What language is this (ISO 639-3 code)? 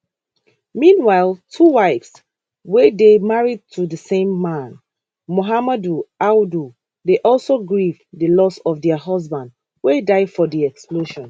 pcm